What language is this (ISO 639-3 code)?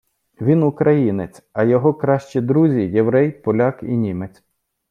ukr